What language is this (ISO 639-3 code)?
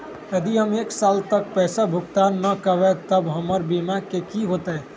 mag